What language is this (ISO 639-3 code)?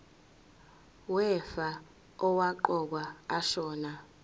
zul